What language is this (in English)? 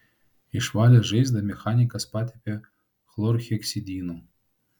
Lithuanian